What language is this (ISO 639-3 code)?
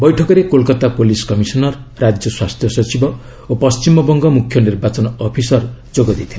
ori